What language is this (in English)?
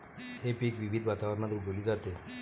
Marathi